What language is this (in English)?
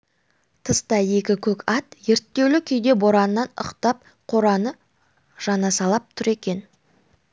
Kazakh